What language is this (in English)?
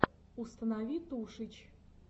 Russian